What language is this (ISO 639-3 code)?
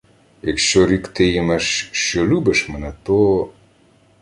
ukr